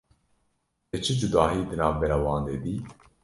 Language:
Kurdish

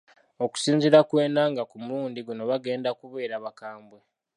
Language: Ganda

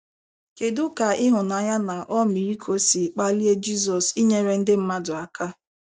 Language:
Igbo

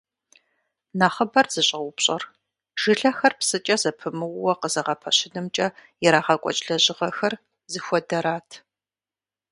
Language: Kabardian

